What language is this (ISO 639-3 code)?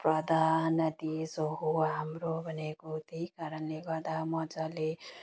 nep